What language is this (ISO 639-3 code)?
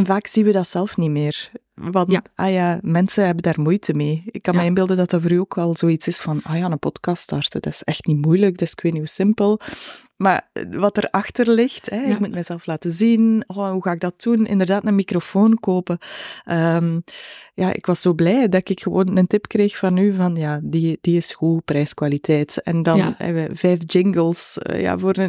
nld